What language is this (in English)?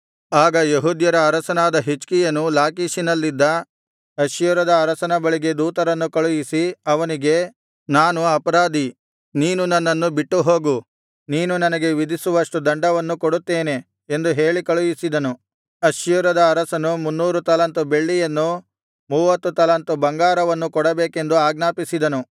Kannada